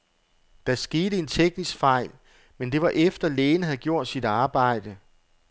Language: Danish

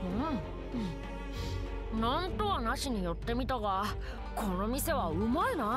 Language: Japanese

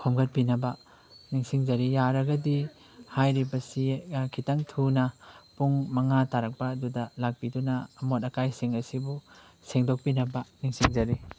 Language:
Manipuri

